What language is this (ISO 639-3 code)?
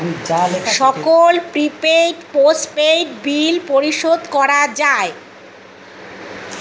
ben